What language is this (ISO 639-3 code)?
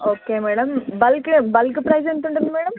tel